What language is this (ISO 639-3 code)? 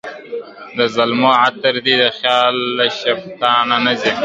pus